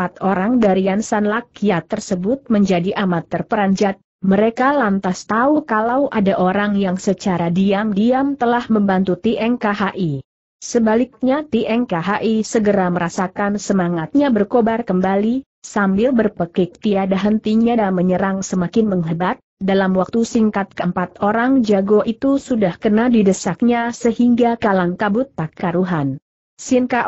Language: Indonesian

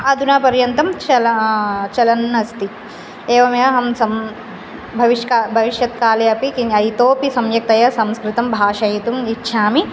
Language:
Sanskrit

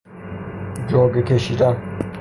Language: Persian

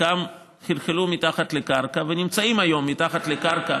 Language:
Hebrew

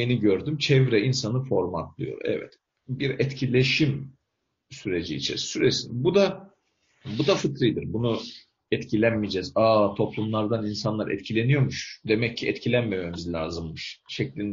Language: Turkish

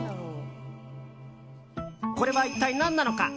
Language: Japanese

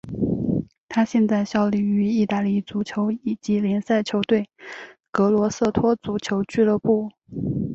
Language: Chinese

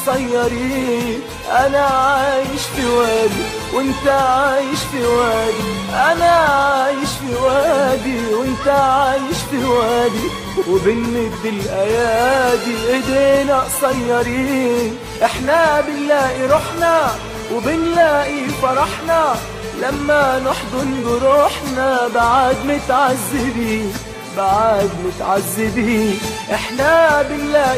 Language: Arabic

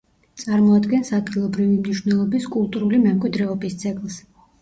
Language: Georgian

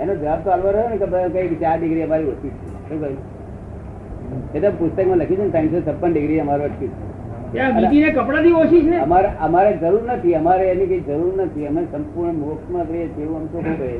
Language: Gujarati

